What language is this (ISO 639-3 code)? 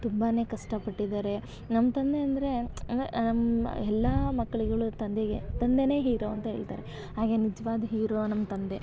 kan